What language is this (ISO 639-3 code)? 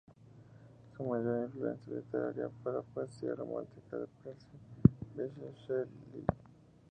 spa